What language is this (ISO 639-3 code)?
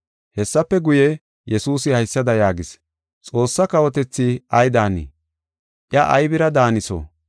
gof